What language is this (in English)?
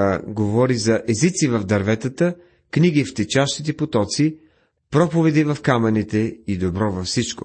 Bulgarian